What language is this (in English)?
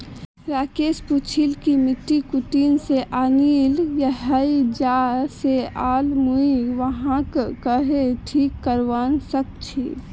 Magahi